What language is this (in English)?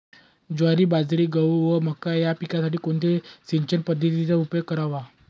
Marathi